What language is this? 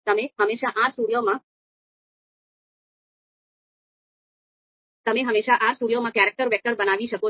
Gujarati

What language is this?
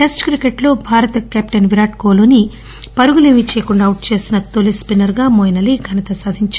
Telugu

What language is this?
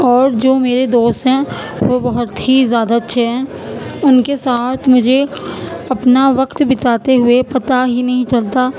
Urdu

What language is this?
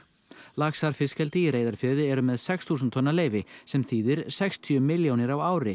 Icelandic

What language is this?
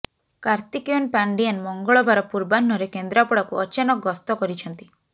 Odia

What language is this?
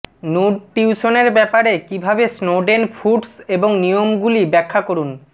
Bangla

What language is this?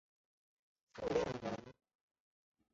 Chinese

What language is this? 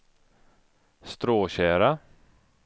Swedish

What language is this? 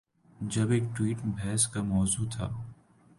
Urdu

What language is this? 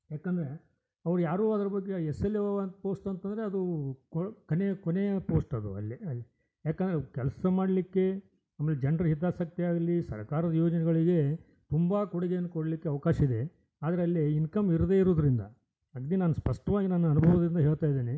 Kannada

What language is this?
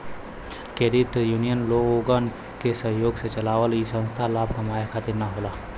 Bhojpuri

